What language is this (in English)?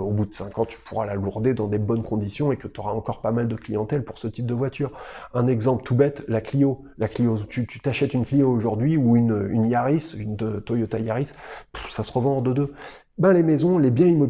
French